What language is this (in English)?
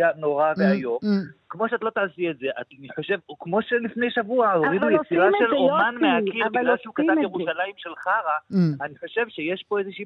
Hebrew